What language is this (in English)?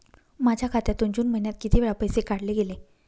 Marathi